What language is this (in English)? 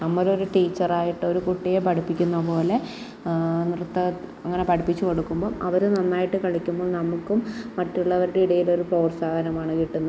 Malayalam